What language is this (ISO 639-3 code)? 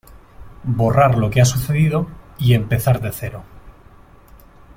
spa